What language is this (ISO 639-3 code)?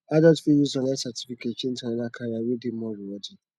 pcm